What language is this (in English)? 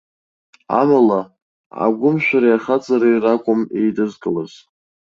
Abkhazian